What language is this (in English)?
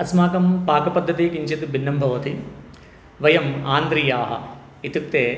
Sanskrit